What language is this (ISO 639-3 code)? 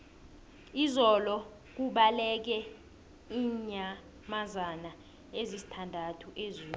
nbl